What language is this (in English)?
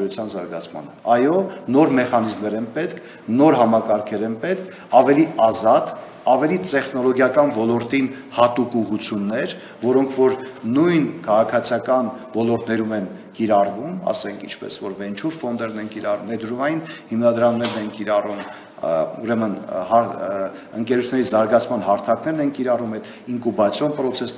Romanian